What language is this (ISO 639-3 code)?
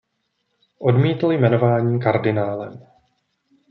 ces